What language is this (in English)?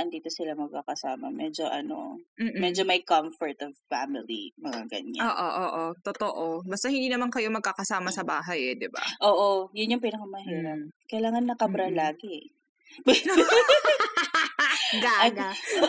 Filipino